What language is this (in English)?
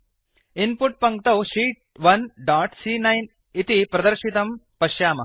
Sanskrit